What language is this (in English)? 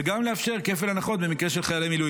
Hebrew